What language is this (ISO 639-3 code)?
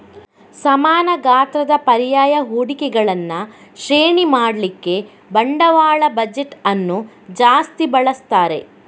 kan